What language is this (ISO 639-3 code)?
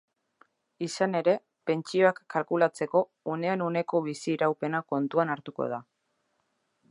eus